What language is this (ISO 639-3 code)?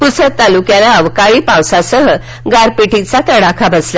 mar